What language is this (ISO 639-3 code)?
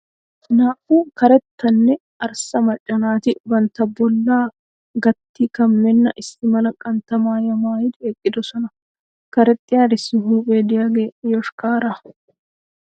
wal